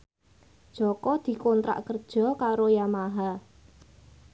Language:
Javanese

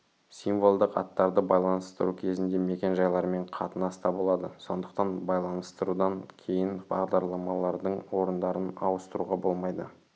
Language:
Kazakh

